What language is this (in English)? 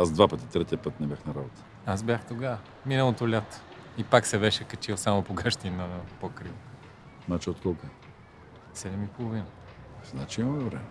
Bulgarian